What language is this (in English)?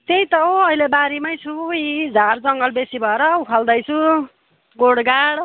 Nepali